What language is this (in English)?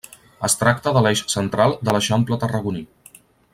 Catalan